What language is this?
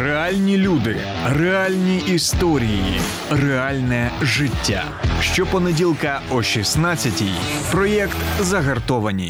Ukrainian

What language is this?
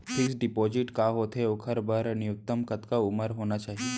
Chhattisgarhi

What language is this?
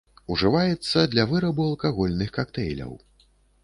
Belarusian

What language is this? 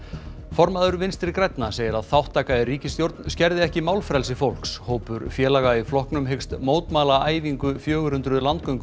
Icelandic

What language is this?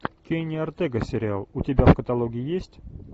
Russian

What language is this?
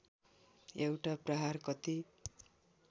Nepali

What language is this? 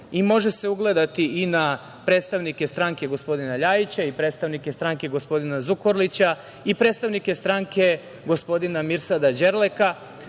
Serbian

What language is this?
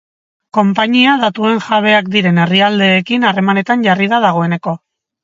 Basque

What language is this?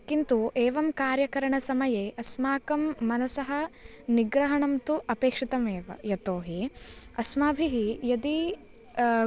Sanskrit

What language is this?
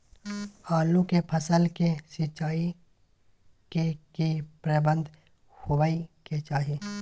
Maithili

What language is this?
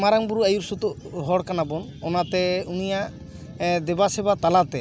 Santali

